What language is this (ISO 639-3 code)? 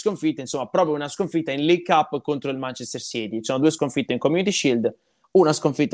ita